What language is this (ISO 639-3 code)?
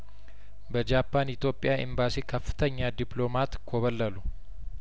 amh